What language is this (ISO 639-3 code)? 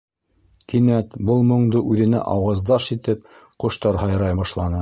bak